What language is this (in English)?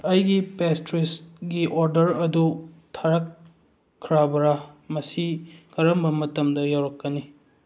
Manipuri